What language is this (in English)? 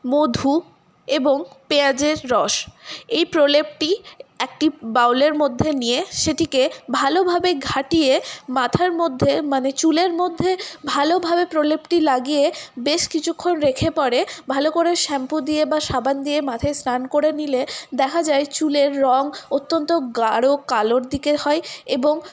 Bangla